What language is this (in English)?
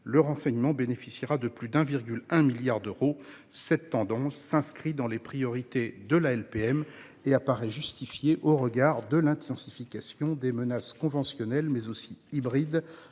French